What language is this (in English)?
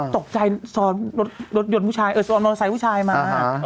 Thai